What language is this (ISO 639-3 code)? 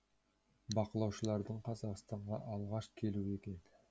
kaz